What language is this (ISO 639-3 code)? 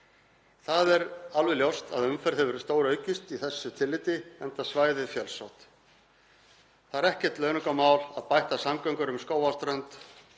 isl